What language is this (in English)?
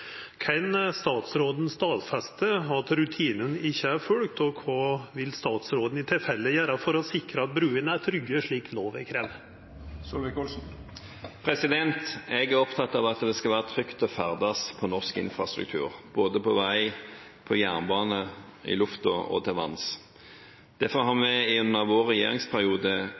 Norwegian